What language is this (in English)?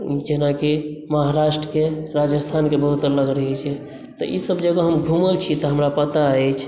Maithili